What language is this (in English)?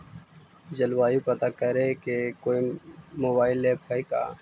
Magahi